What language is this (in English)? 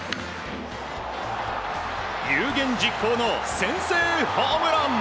Japanese